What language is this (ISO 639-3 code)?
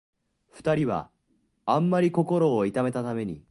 jpn